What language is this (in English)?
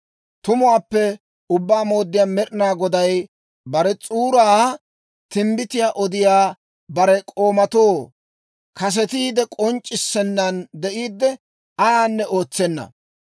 Dawro